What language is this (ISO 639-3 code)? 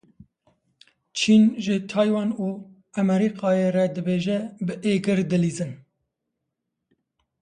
kur